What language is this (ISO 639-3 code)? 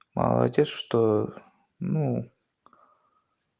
rus